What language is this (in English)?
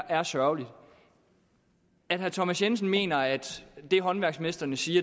Danish